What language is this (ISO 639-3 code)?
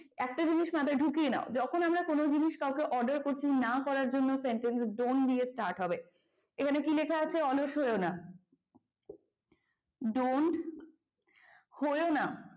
ben